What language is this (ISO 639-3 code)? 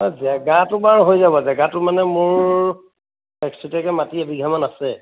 asm